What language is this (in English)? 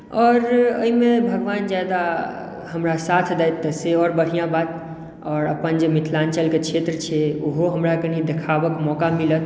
Maithili